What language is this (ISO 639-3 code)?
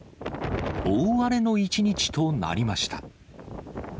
jpn